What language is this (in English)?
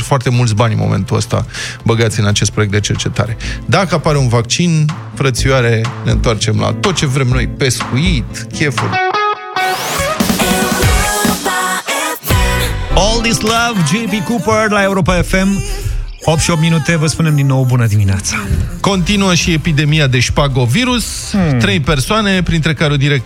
Romanian